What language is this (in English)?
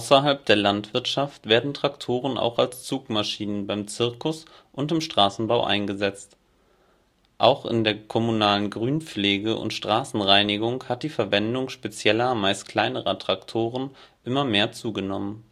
German